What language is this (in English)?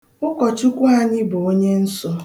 Igbo